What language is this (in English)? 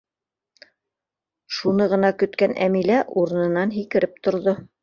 Bashkir